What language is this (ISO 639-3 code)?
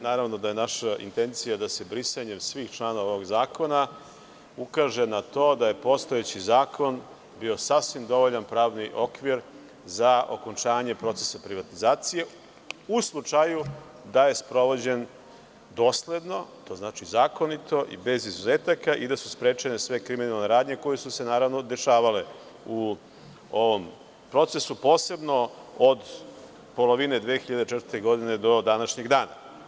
srp